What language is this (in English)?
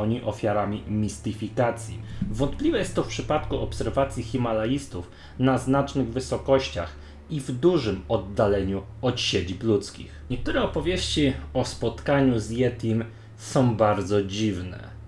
Polish